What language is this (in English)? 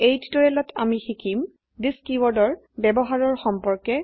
Assamese